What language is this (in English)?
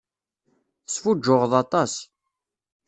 Kabyle